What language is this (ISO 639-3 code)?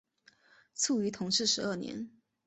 zho